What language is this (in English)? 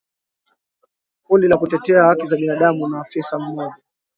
Swahili